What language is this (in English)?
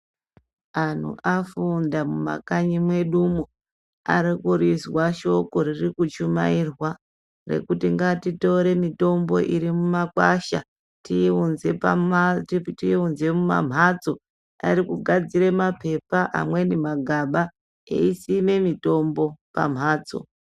Ndau